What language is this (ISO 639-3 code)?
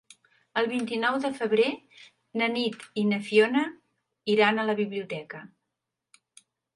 cat